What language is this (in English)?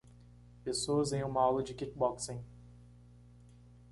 Portuguese